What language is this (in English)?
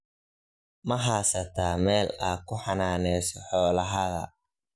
Somali